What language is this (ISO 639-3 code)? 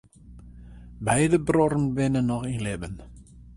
fry